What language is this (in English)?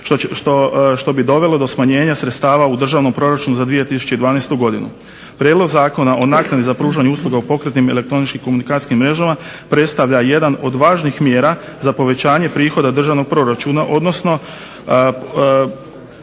Croatian